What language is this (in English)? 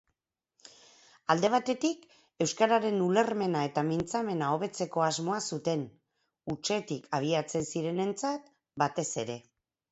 Basque